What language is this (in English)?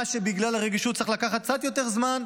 Hebrew